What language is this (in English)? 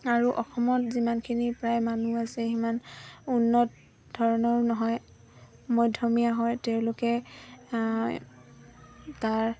Assamese